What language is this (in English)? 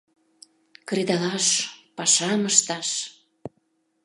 Mari